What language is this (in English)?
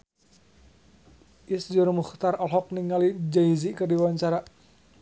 Sundanese